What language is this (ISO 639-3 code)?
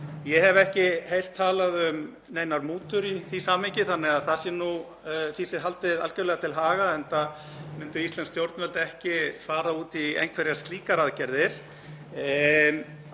isl